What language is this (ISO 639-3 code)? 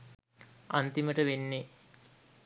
sin